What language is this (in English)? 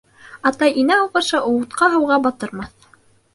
Bashkir